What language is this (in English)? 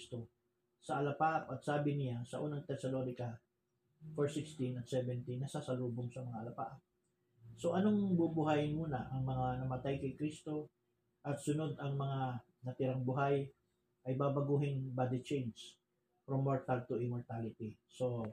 Filipino